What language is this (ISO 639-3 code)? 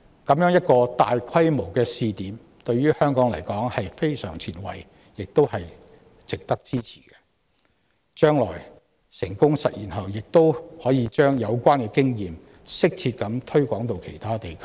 yue